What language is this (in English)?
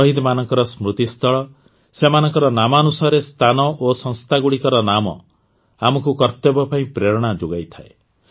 Odia